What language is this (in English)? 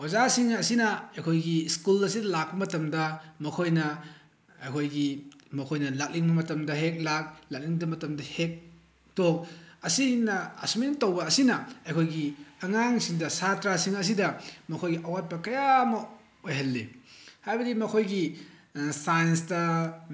Manipuri